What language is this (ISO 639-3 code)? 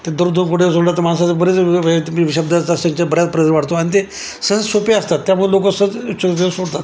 mar